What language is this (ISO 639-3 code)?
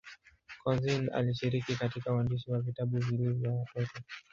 swa